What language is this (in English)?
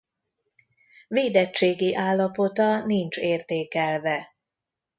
Hungarian